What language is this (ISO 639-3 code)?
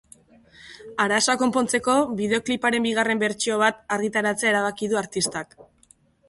eus